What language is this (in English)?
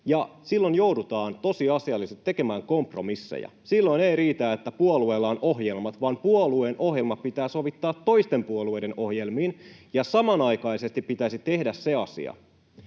Finnish